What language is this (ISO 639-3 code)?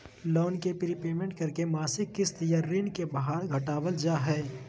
mag